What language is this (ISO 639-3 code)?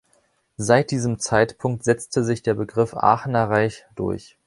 deu